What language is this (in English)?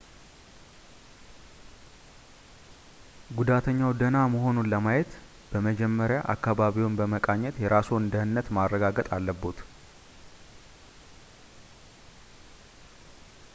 Amharic